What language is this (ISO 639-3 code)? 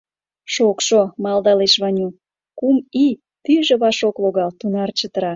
chm